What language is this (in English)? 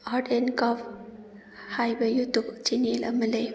Manipuri